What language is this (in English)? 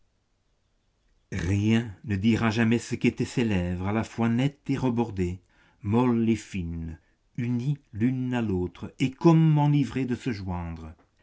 French